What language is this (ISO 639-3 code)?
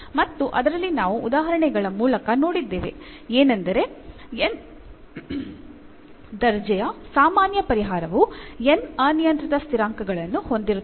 kan